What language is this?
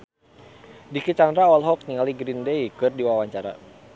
Sundanese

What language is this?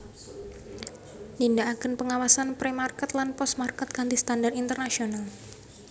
Javanese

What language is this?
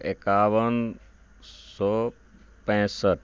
Maithili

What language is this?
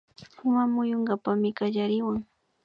Imbabura Highland Quichua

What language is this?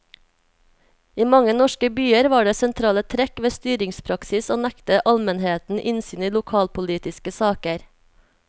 Norwegian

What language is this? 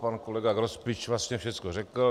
Czech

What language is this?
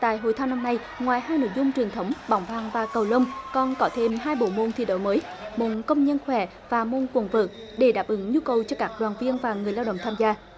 Vietnamese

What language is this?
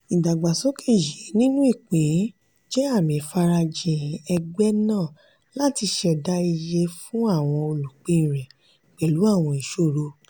Yoruba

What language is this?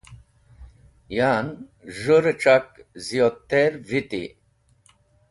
Wakhi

